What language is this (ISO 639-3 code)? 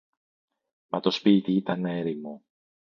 ell